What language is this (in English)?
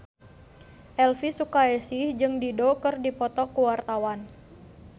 Sundanese